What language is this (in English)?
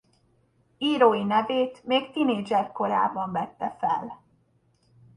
Hungarian